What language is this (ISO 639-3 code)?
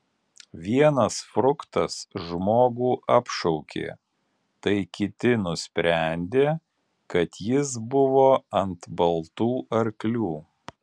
lit